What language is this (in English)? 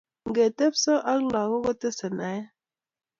Kalenjin